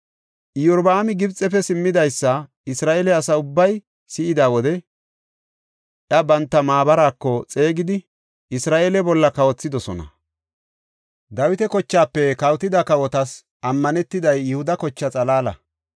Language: Gofa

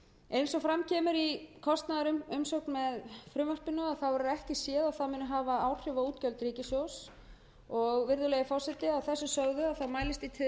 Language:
Icelandic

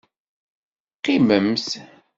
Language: Kabyle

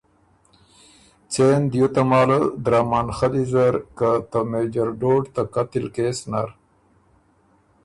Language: Ormuri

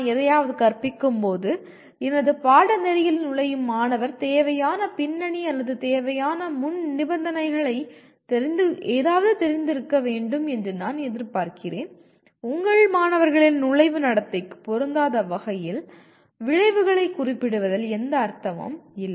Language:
Tamil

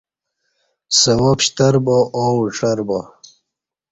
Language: Kati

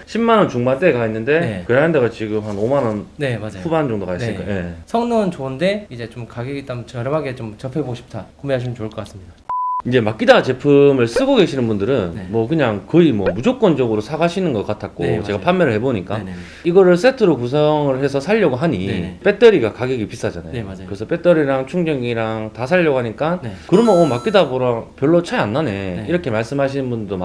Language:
Korean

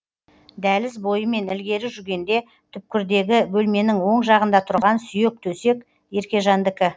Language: Kazakh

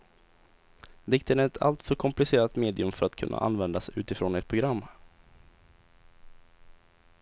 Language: Swedish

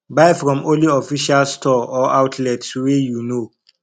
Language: Nigerian Pidgin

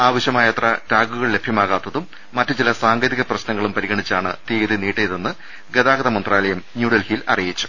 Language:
Malayalam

